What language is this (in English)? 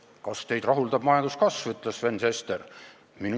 Estonian